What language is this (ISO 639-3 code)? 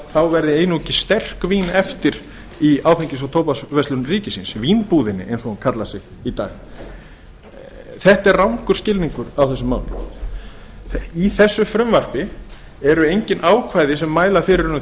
isl